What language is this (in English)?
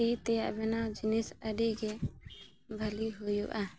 Santali